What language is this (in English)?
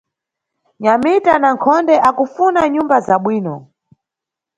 Nyungwe